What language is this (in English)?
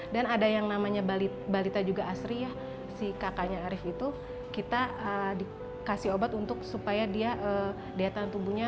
Indonesian